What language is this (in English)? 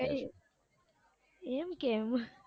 Gujarati